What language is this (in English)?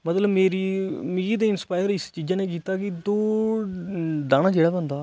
Dogri